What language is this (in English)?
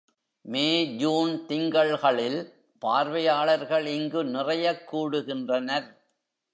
Tamil